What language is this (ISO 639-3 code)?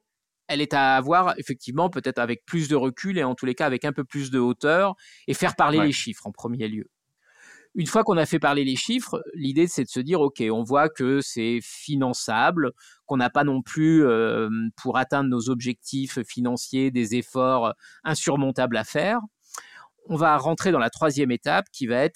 fra